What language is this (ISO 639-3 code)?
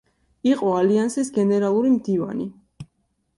kat